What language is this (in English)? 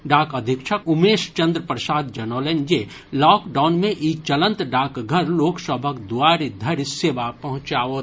Maithili